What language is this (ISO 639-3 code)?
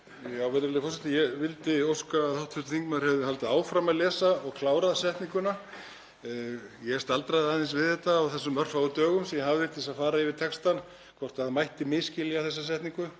isl